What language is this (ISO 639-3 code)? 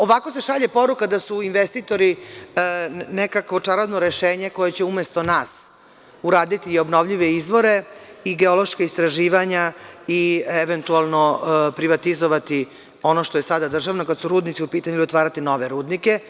srp